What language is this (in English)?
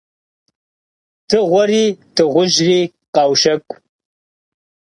Kabardian